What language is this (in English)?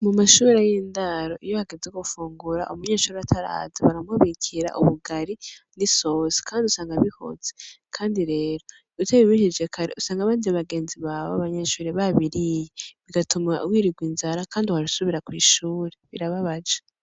Rundi